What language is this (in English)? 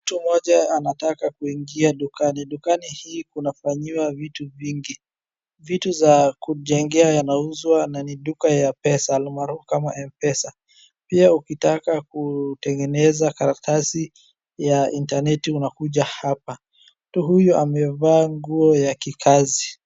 Swahili